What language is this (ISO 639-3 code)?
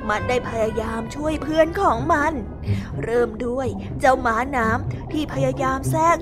tha